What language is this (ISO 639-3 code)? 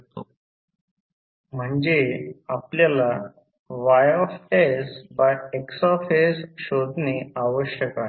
mar